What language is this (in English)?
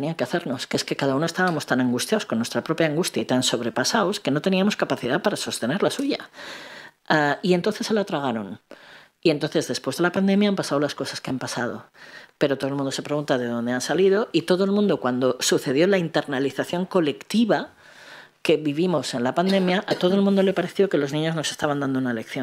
Spanish